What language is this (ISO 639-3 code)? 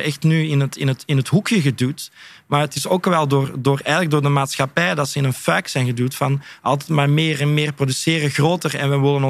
nld